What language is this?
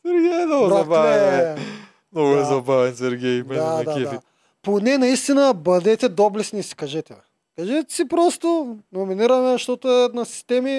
Bulgarian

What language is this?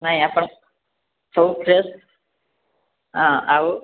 Odia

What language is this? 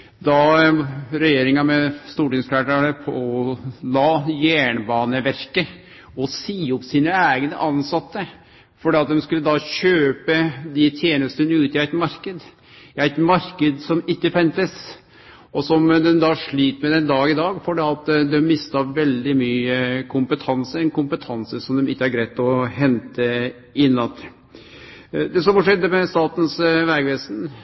Norwegian Nynorsk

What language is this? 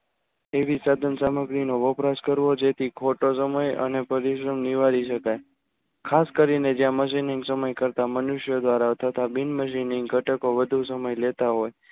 Gujarati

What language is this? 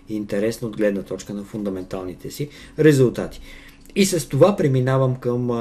Bulgarian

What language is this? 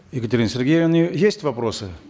Kazakh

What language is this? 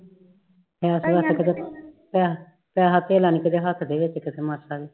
Punjabi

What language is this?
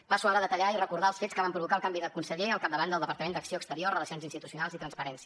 Catalan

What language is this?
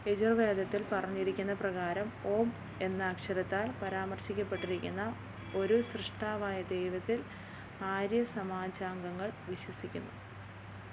Malayalam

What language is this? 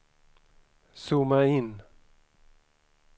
Swedish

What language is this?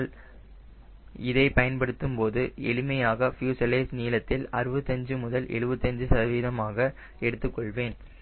Tamil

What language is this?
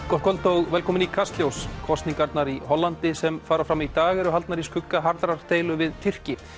Icelandic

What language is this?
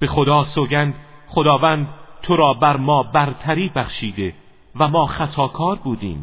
Persian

